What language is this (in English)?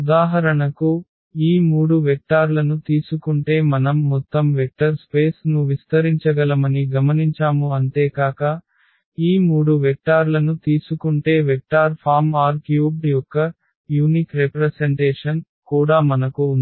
Telugu